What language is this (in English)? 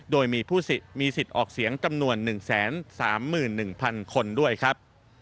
Thai